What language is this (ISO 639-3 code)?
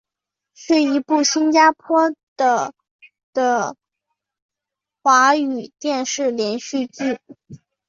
zho